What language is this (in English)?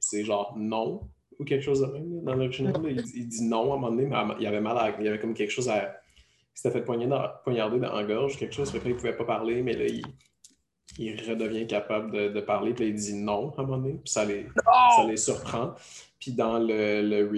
French